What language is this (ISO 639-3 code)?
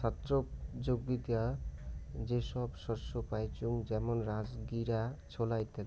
ben